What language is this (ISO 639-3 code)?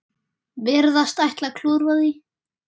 isl